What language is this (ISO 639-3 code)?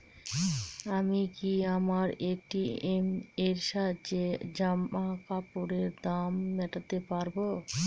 ben